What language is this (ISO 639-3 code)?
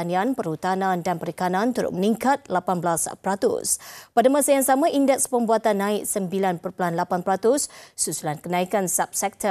msa